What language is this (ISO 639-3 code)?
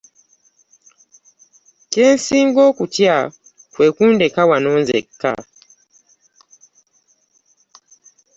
lug